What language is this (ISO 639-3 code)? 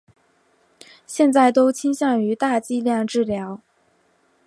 zho